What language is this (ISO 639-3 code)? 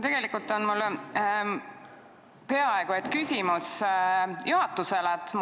est